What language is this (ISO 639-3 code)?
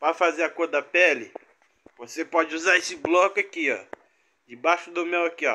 por